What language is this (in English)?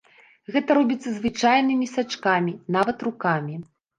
Belarusian